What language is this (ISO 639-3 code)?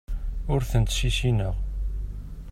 kab